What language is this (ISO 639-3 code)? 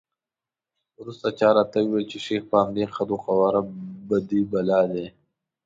pus